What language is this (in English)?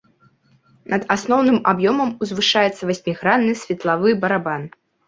Belarusian